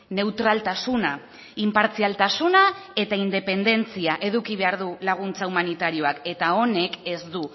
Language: Basque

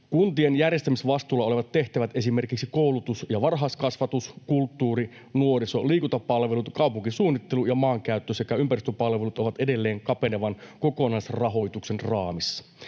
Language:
Finnish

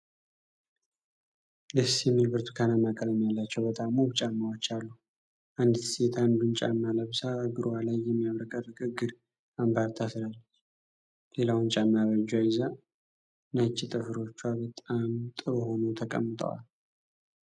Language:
Amharic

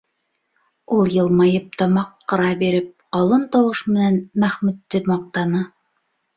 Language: Bashkir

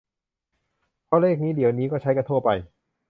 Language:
Thai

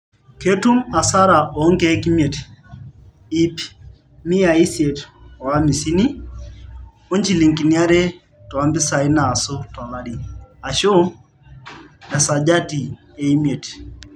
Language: Masai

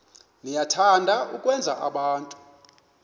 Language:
Xhosa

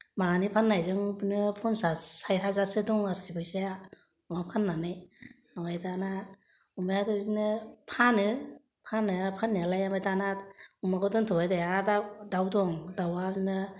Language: Bodo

